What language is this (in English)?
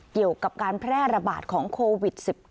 Thai